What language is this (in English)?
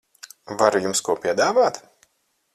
Latvian